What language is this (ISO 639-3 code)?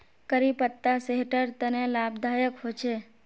mag